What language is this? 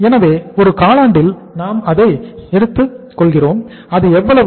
Tamil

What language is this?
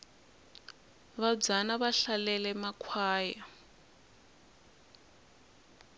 Tsonga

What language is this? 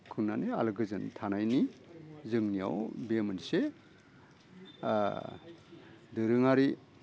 Bodo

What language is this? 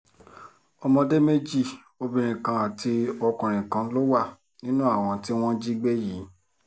Yoruba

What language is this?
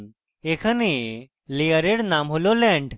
Bangla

